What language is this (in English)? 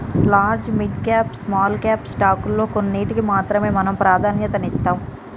Telugu